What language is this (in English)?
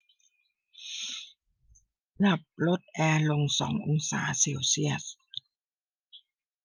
Thai